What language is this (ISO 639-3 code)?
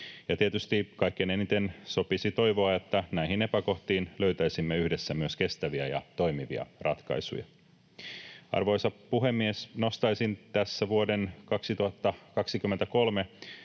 fin